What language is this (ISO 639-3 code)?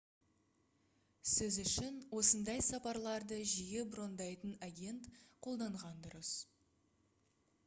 kaz